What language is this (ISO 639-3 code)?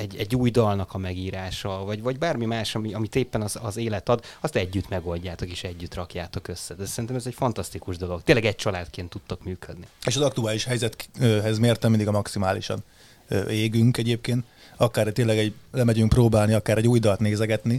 hun